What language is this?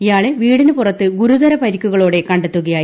Malayalam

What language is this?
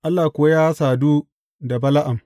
Hausa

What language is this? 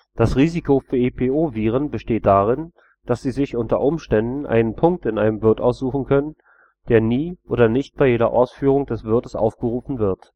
German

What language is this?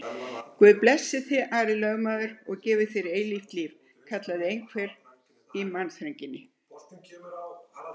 Icelandic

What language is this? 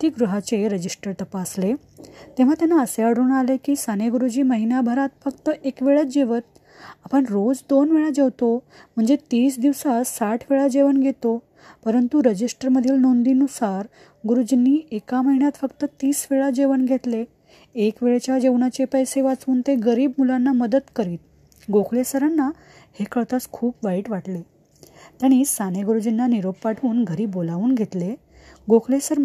Marathi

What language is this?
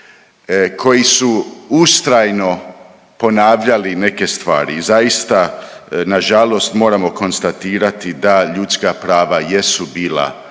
Croatian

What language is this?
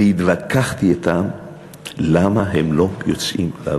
Hebrew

